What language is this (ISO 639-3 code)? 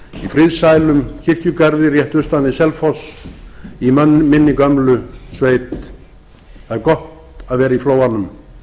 isl